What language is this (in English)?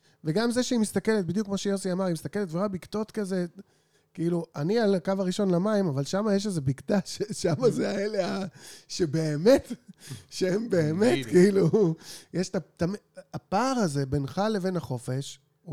Hebrew